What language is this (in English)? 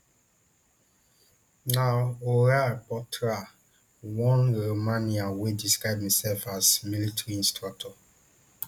Nigerian Pidgin